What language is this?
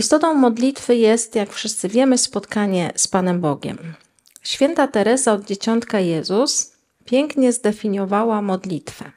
Polish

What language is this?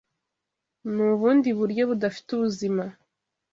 Kinyarwanda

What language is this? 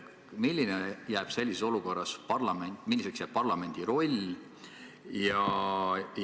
Estonian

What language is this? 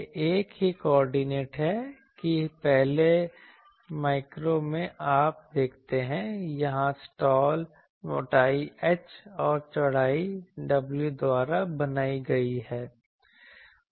Hindi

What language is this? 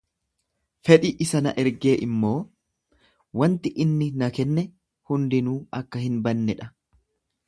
Oromo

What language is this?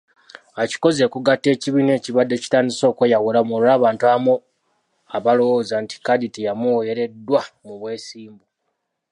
Ganda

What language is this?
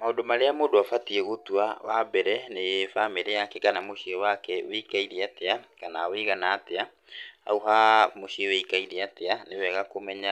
Kikuyu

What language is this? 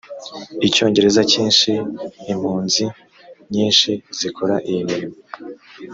Kinyarwanda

